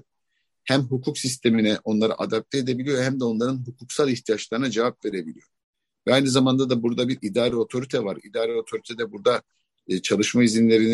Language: Turkish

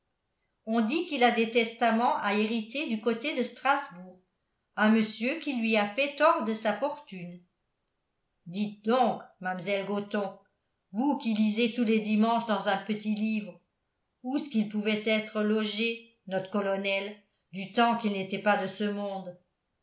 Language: French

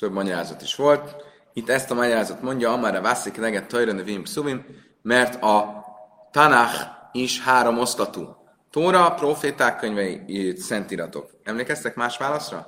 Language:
Hungarian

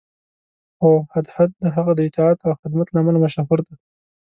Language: Pashto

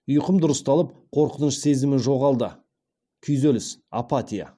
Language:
Kazakh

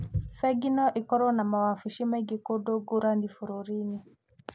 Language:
Kikuyu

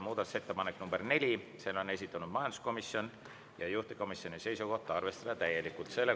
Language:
Estonian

